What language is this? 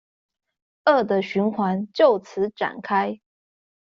Chinese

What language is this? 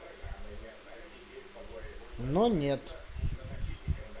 Russian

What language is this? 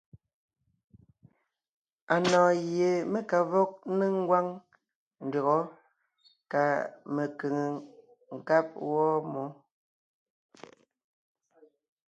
Ngiemboon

